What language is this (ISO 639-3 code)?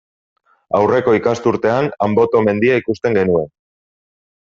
eus